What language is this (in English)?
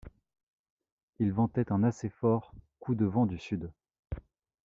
French